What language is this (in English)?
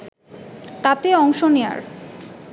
Bangla